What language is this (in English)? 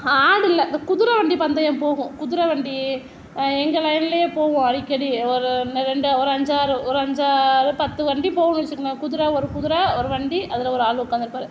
Tamil